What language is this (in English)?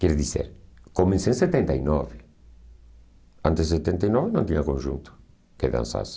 Portuguese